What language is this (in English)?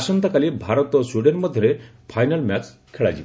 Odia